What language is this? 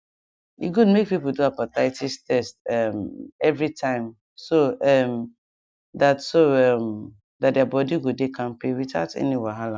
Nigerian Pidgin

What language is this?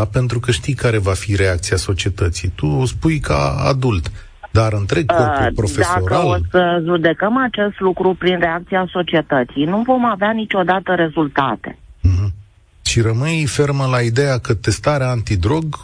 Romanian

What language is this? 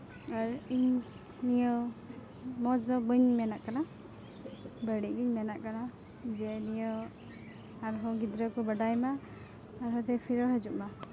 Santali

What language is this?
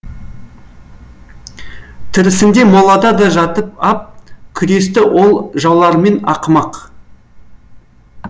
Kazakh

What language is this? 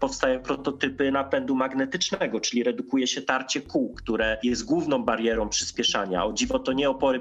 Polish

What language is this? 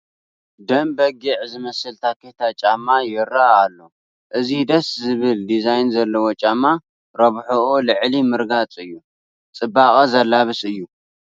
Tigrinya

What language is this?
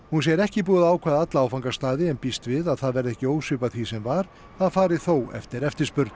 Icelandic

